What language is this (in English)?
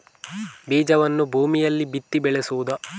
Kannada